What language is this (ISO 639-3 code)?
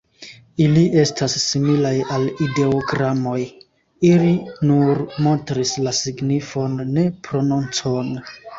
epo